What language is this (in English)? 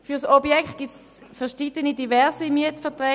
Swiss German